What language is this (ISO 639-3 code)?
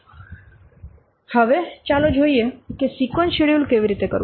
guj